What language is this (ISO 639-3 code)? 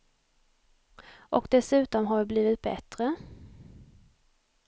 swe